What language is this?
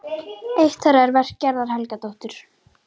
Icelandic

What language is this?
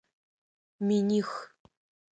Adyghe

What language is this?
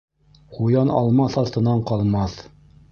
Bashkir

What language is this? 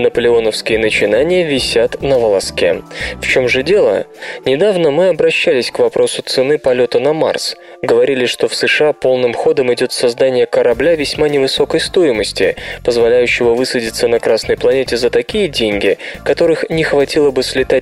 Russian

